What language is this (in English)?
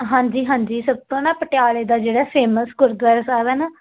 Punjabi